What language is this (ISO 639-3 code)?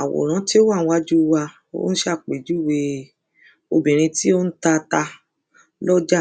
yor